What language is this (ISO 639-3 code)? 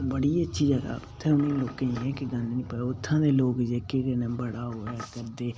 doi